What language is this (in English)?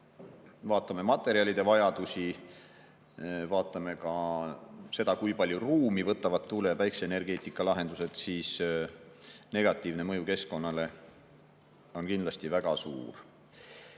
Estonian